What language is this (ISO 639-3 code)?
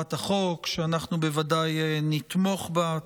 heb